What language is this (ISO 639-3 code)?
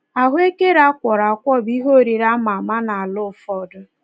ibo